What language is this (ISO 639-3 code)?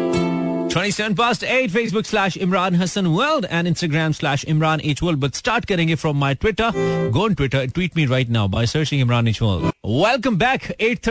hin